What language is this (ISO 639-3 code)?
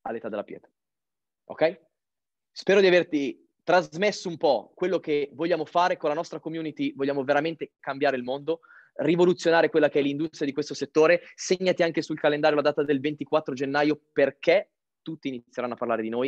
ita